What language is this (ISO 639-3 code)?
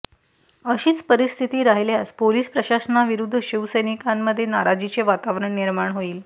mar